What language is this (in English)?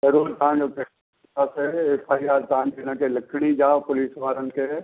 Sindhi